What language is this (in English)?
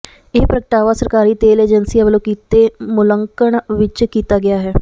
Punjabi